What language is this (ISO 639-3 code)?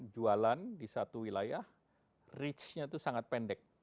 ind